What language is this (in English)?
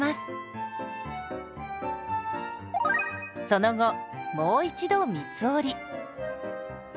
Japanese